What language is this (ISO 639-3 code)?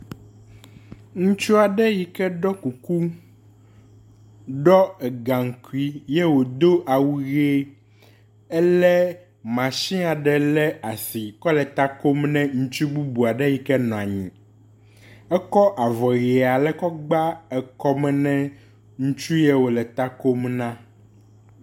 ewe